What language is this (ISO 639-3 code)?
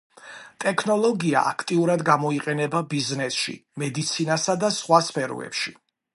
kat